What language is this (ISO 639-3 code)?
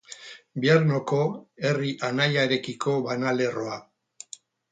eus